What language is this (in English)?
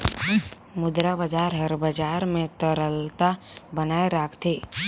Chhattisgarhi